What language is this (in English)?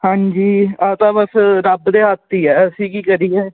Punjabi